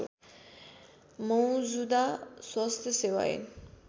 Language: Nepali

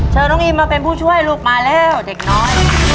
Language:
Thai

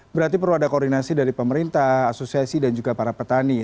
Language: Indonesian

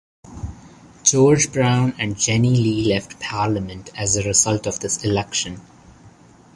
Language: English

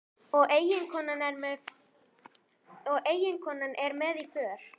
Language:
Icelandic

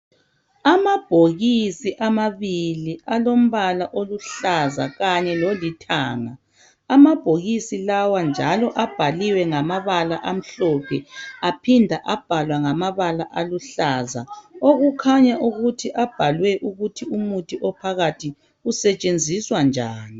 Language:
North Ndebele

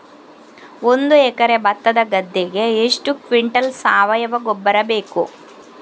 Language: Kannada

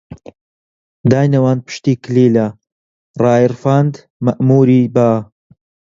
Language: Central Kurdish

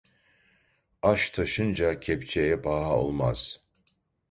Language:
Turkish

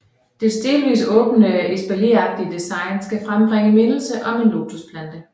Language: Danish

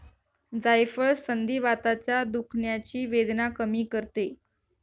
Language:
Marathi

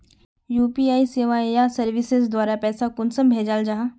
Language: Magahi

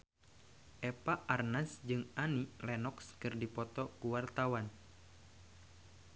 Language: Sundanese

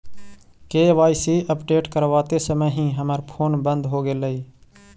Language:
Magahi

